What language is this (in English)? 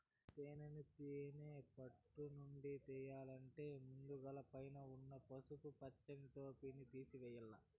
Telugu